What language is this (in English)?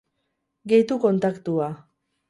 Basque